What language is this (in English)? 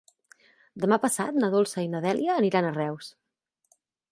Catalan